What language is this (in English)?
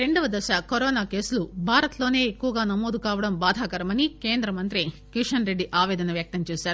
Telugu